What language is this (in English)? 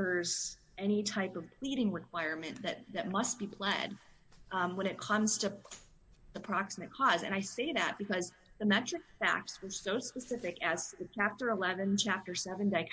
English